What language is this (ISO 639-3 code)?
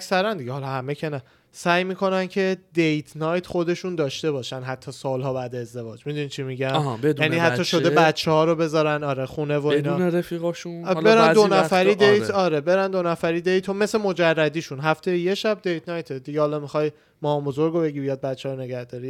fas